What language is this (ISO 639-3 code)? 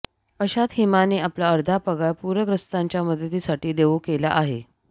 mar